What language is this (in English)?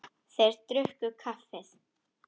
Icelandic